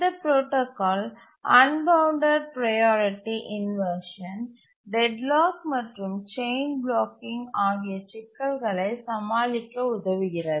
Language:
Tamil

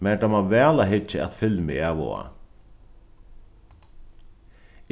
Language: Faroese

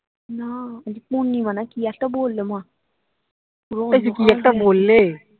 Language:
Bangla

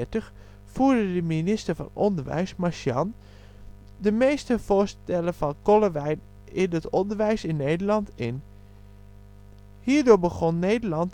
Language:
Dutch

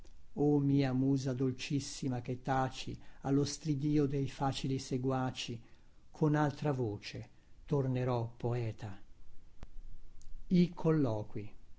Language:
Italian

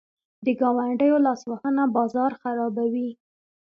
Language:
Pashto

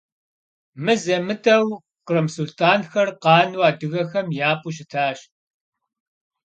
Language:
Kabardian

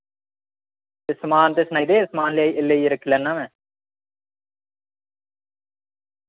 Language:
Dogri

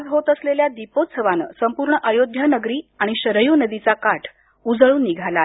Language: Marathi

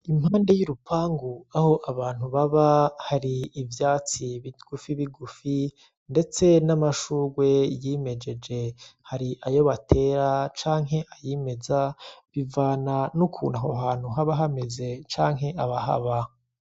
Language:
Rundi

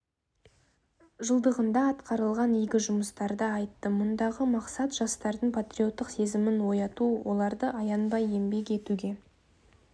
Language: Kazakh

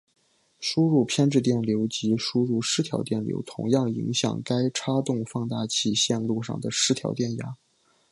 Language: Chinese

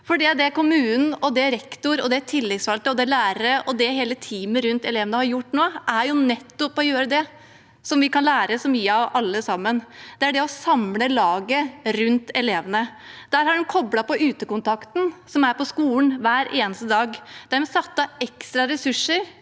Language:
Norwegian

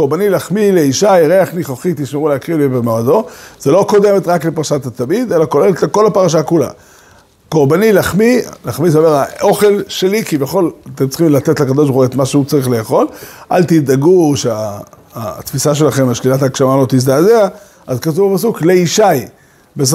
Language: Hebrew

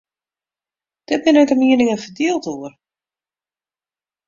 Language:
Western Frisian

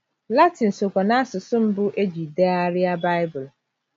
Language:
Igbo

